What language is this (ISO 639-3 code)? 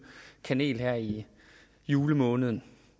dan